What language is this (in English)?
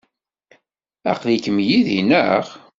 Kabyle